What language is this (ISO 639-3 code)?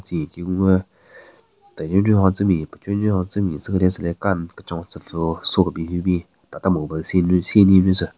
nre